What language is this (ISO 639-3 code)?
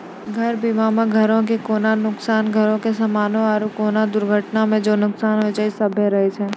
mai